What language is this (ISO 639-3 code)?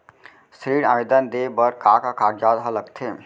hne